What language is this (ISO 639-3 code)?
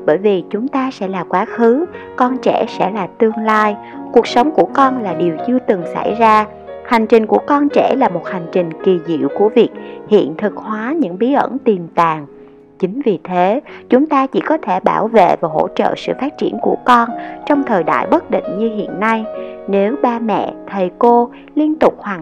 vie